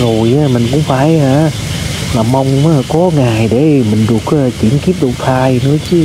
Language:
Vietnamese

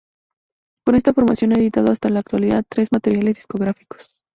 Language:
Spanish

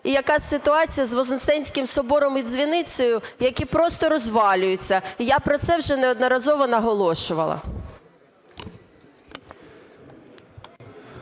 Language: Ukrainian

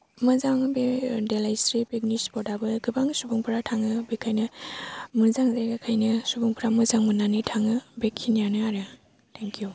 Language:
Bodo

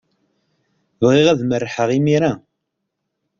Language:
Kabyle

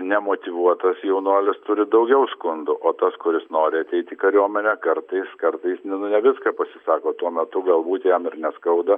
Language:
Lithuanian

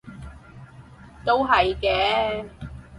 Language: Cantonese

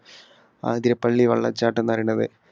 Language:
Malayalam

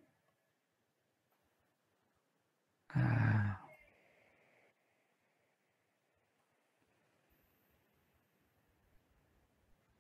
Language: Indonesian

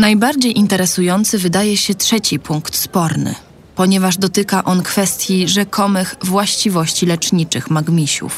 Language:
Polish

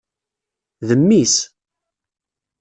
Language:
Kabyle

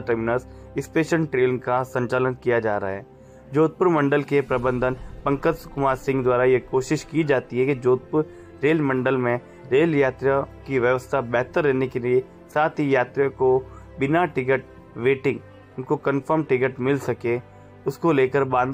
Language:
Hindi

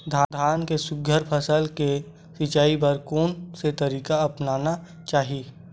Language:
Chhattisgarhi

